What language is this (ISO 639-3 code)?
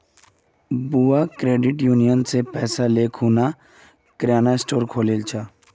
mag